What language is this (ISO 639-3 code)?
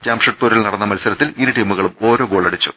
mal